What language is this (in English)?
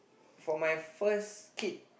English